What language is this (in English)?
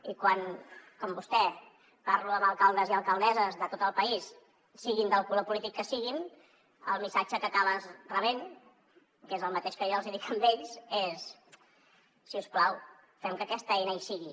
Catalan